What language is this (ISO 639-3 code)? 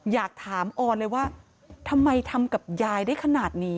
tha